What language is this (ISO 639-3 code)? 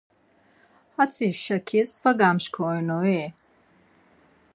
lzz